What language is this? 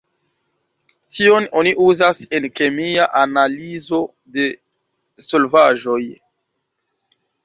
Esperanto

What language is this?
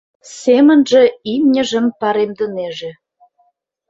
Mari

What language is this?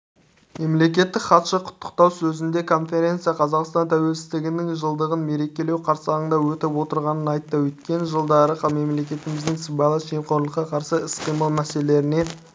Kazakh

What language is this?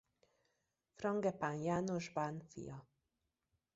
Hungarian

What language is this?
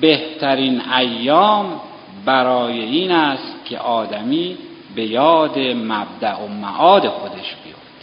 Persian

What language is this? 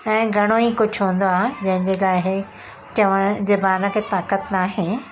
Sindhi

